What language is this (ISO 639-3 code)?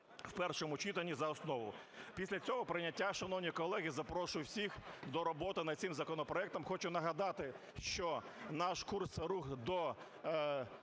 ukr